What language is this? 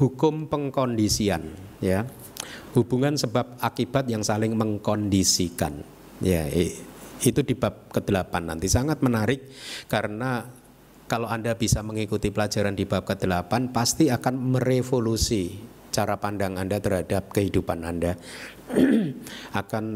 Indonesian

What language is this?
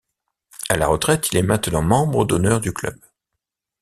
French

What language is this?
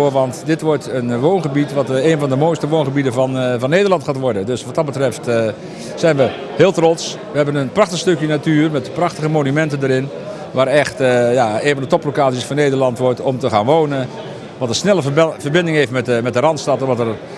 Dutch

